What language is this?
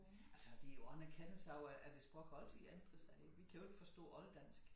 Danish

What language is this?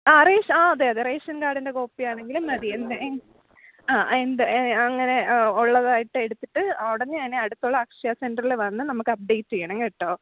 Malayalam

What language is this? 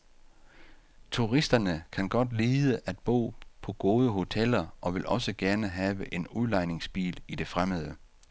Danish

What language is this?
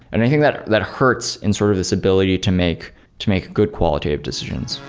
English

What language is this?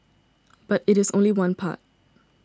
English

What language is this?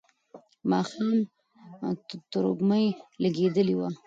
Pashto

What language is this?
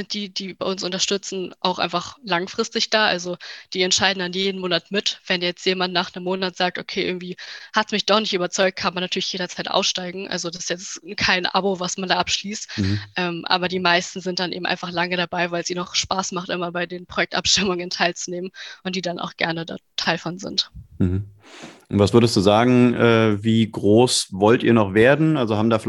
German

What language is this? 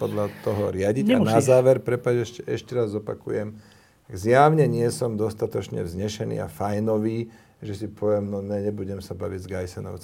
Slovak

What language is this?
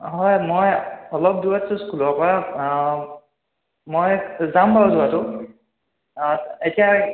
Assamese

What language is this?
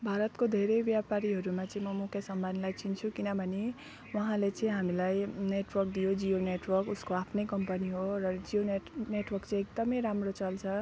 Nepali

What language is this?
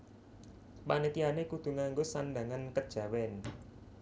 Javanese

